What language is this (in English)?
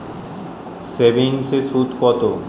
Bangla